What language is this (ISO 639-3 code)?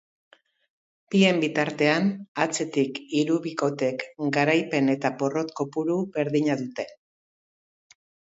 eus